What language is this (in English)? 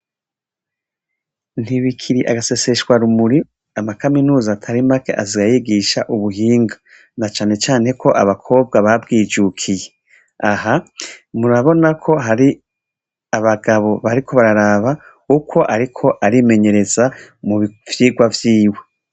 Rundi